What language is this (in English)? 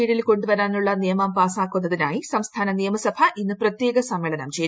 Malayalam